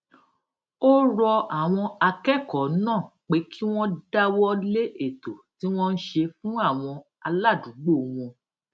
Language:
Yoruba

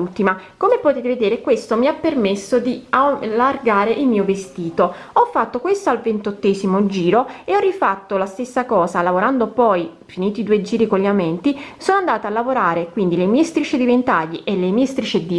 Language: Italian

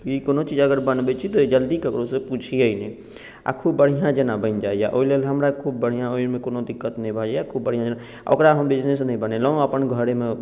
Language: Maithili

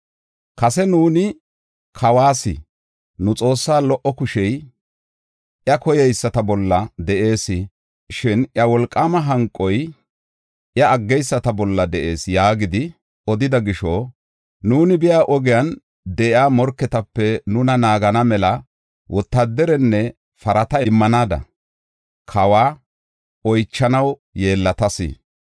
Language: Gofa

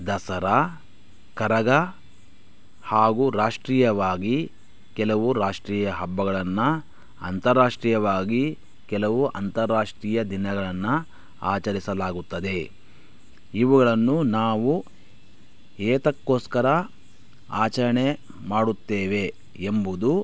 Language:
Kannada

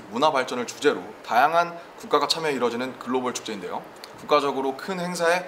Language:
Korean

